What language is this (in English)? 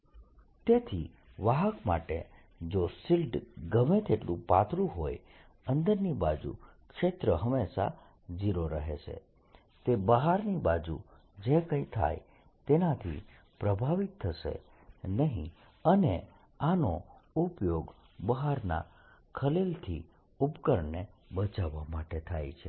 Gujarati